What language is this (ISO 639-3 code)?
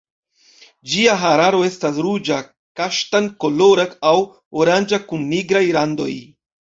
epo